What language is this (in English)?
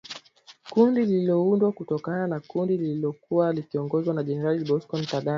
Swahili